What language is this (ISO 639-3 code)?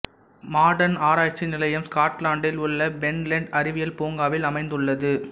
tam